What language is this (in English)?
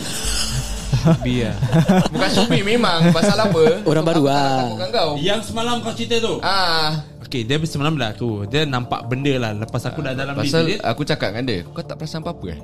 Malay